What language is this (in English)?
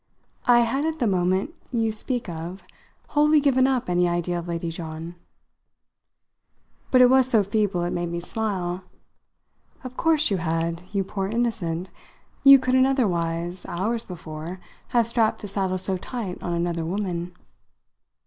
English